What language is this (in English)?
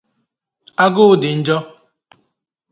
Igbo